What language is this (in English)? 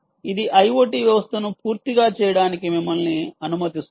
Telugu